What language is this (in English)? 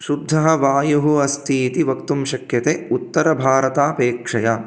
Sanskrit